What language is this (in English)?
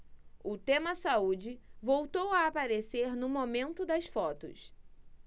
Portuguese